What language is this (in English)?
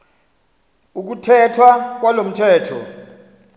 Xhosa